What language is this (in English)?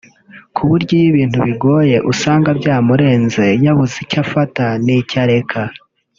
Kinyarwanda